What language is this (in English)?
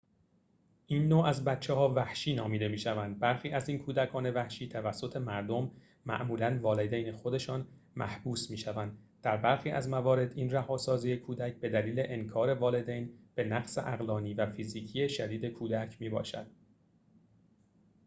Persian